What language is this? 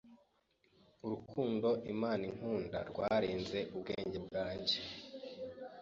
Kinyarwanda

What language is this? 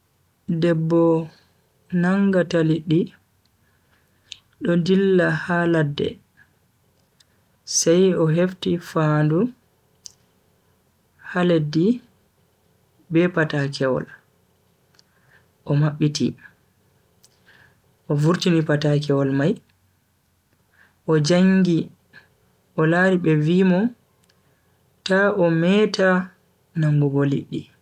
Bagirmi Fulfulde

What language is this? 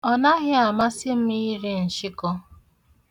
Igbo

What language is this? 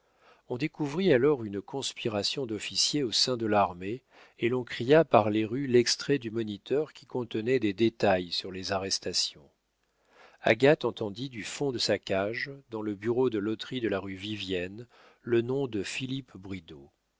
French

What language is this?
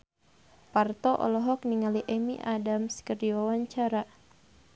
Sundanese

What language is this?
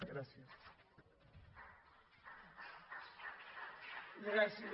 Catalan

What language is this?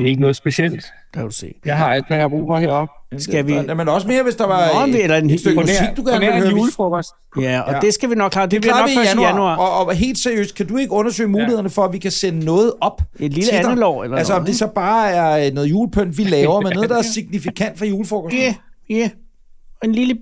Danish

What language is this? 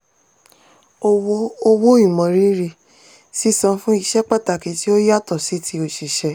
Yoruba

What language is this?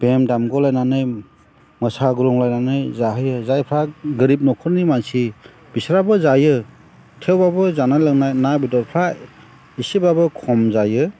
Bodo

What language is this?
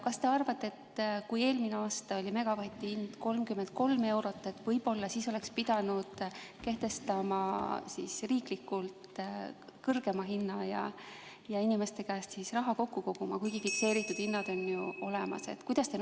Estonian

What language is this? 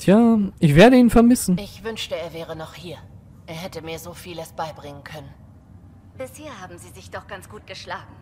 German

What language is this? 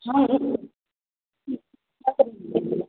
Maithili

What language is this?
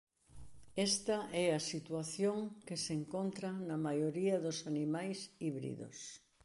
Galician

